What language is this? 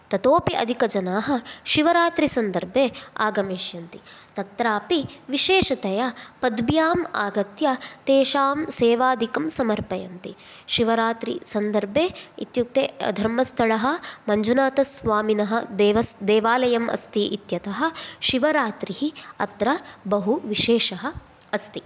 Sanskrit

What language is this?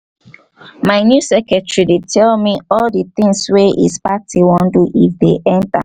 Nigerian Pidgin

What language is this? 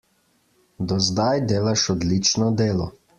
Slovenian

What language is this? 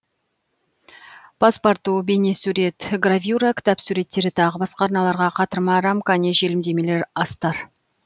Kazakh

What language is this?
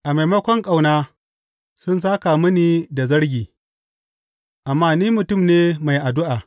Hausa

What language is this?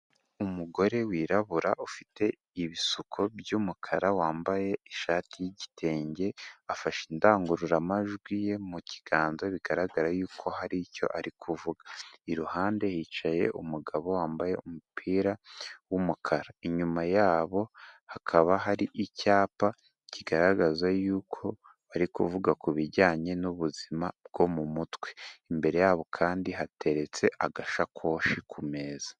Kinyarwanda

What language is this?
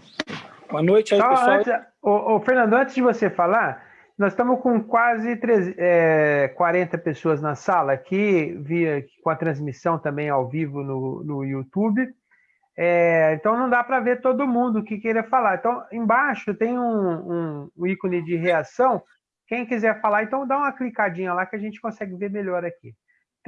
Portuguese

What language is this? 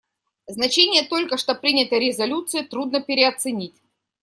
Russian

